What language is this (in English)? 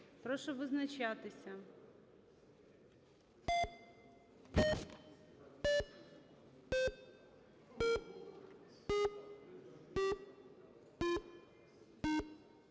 Ukrainian